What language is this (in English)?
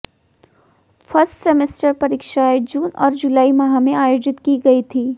Hindi